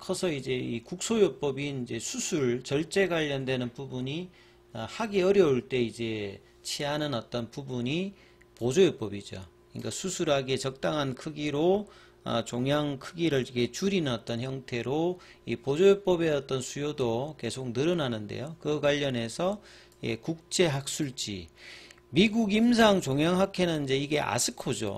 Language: Korean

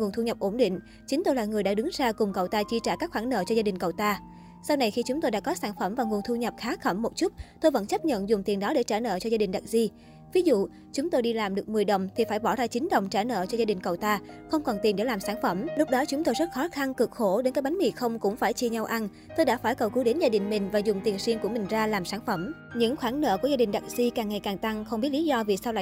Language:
Vietnamese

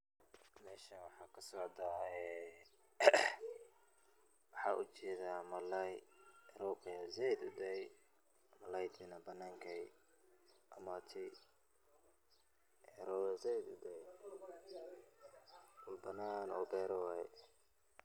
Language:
Somali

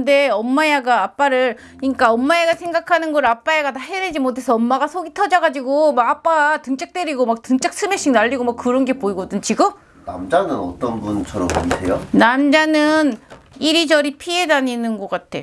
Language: Korean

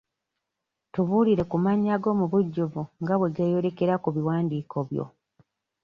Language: Ganda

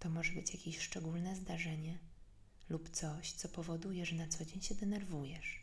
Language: Polish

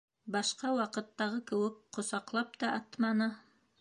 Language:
Bashkir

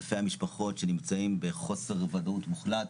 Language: Hebrew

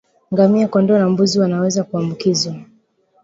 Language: Swahili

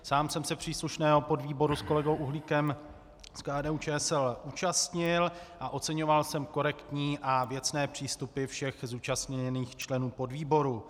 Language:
Czech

